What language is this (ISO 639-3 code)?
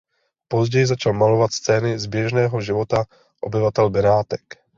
ces